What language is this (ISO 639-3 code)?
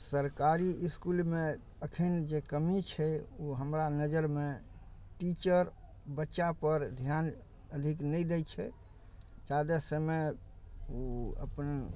mai